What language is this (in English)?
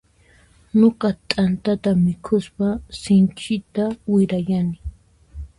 Puno Quechua